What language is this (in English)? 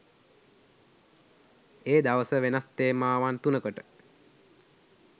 Sinhala